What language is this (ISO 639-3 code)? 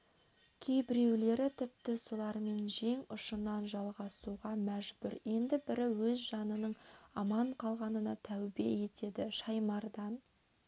kaz